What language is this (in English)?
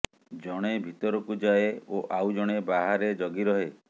Odia